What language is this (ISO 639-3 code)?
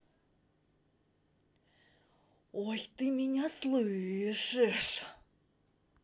rus